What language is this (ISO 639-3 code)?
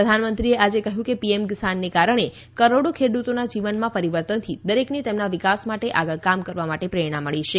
guj